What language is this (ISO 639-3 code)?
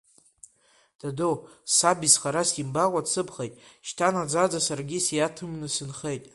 abk